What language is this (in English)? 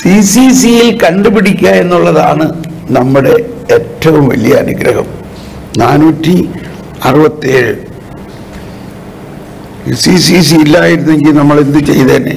Malayalam